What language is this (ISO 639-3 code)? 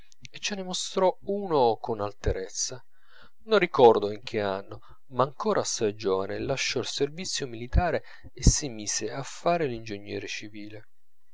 ita